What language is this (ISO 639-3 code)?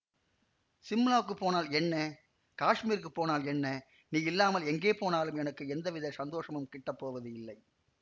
tam